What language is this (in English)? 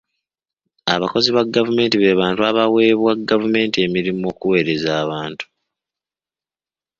Ganda